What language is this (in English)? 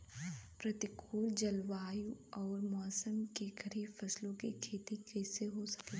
Bhojpuri